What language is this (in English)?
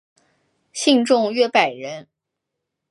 Chinese